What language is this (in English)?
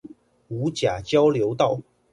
Chinese